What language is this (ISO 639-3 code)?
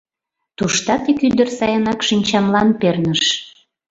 chm